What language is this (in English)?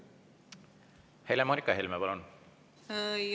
Estonian